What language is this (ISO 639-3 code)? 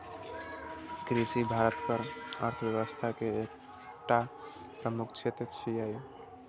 mai